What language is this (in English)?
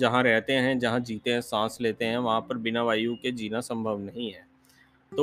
Hindi